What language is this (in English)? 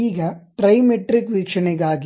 Kannada